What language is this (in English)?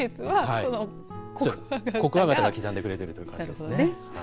Japanese